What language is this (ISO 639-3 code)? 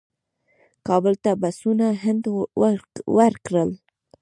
pus